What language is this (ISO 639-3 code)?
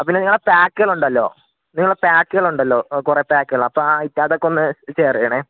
mal